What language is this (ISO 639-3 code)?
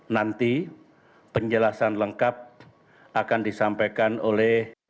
ind